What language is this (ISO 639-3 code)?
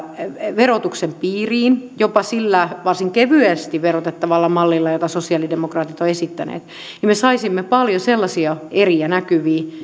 fin